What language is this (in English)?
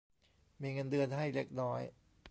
Thai